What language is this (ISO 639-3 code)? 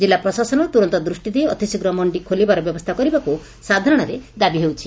ori